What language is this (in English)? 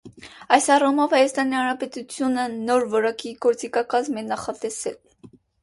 Armenian